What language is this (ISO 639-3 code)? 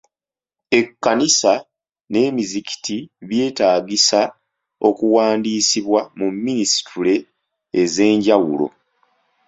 lug